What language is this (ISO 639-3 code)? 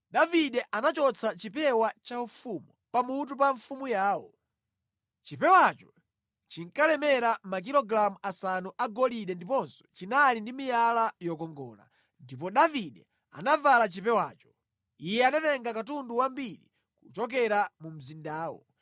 nya